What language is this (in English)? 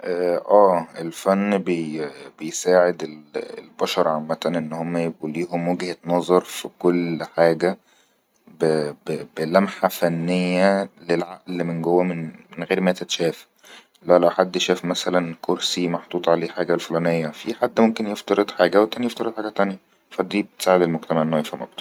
Egyptian Arabic